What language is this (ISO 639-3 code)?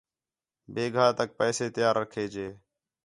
xhe